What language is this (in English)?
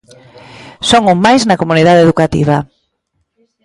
Galician